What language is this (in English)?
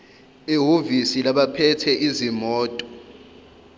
Zulu